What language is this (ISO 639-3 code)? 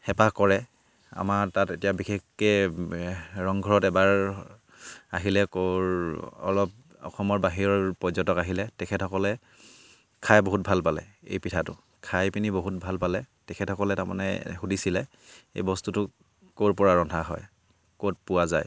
asm